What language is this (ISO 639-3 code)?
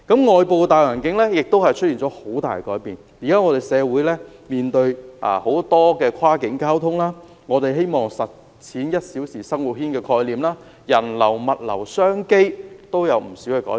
yue